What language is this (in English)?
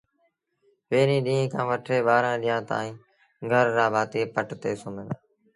Sindhi Bhil